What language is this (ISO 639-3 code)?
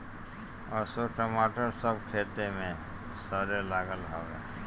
bho